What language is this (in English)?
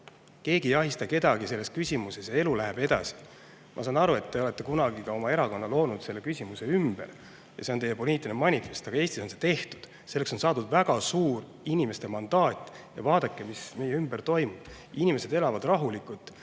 Estonian